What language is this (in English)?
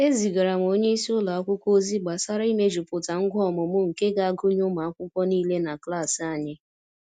Igbo